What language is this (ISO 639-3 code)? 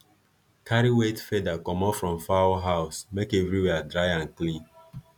pcm